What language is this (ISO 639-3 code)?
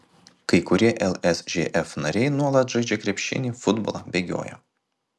lit